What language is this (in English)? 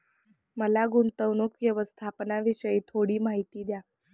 Marathi